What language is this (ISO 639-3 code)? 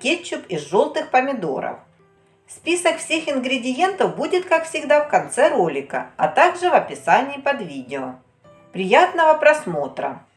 rus